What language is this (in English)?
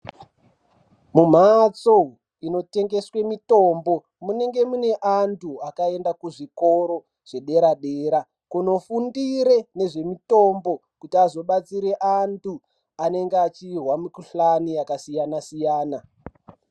Ndau